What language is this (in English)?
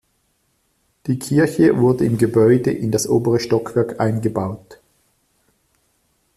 German